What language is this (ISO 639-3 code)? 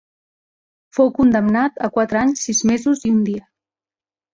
cat